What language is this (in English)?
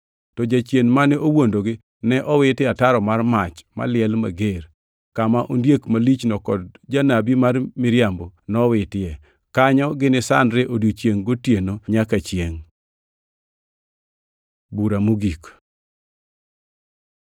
Luo (Kenya and Tanzania)